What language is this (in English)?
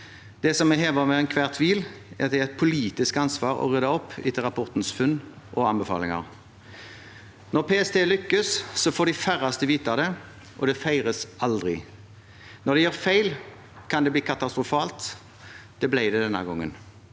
Norwegian